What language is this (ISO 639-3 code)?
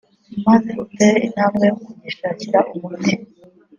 kin